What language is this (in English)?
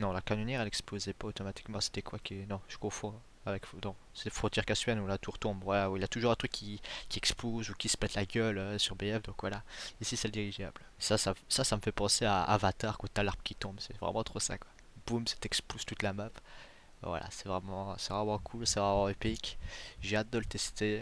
French